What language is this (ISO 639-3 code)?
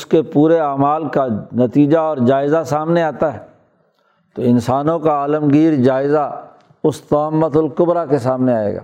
urd